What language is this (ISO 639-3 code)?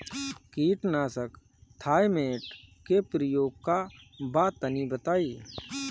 bho